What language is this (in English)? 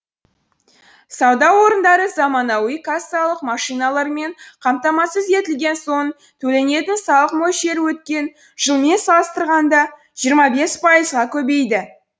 Kazakh